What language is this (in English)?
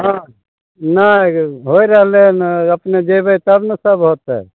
Maithili